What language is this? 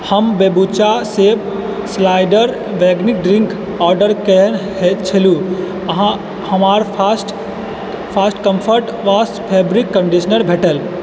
Maithili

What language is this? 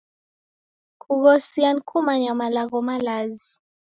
Taita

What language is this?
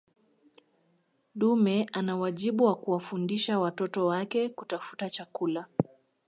Swahili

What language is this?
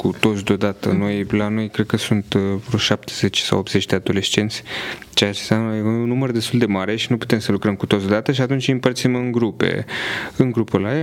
Romanian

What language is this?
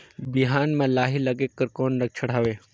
Chhattisgarhi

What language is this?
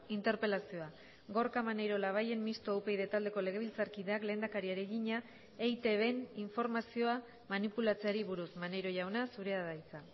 Basque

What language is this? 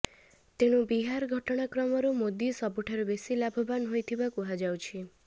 Odia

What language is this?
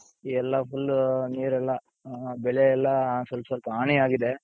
Kannada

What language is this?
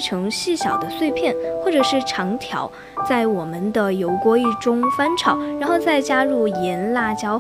Chinese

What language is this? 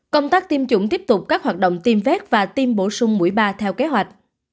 Vietnamese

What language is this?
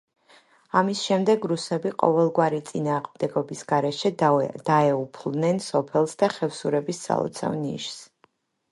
Georgian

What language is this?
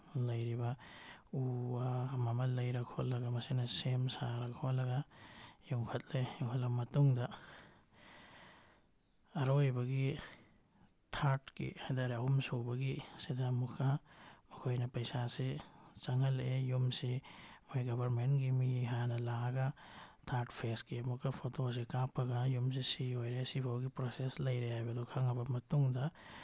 Manipuri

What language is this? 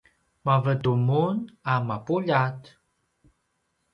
Paiwan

